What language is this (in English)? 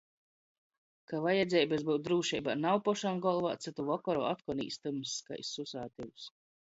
Latgalian